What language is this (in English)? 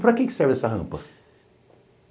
Portuguese